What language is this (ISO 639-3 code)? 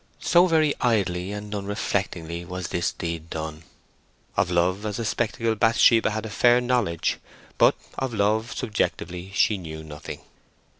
eng